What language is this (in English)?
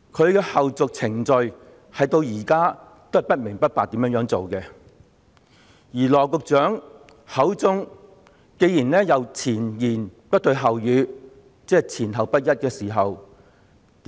Cantonese